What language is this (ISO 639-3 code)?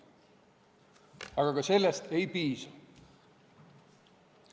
est